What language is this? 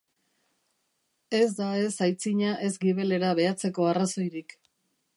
Basque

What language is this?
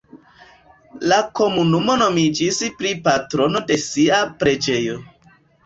Esperanto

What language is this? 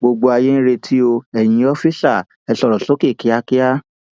Yoruba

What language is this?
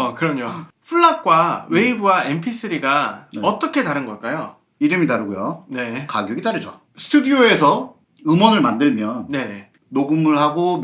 Korean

